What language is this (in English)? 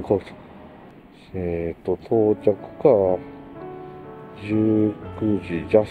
Japanese